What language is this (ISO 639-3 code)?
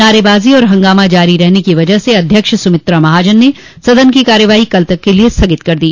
hin